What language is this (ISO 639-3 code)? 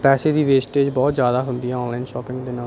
pan